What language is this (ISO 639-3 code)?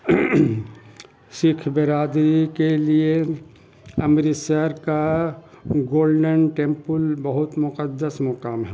urd